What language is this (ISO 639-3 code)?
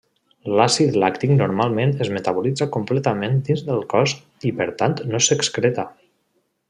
cat